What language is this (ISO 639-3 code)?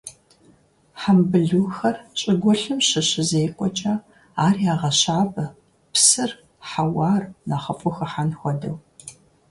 kbd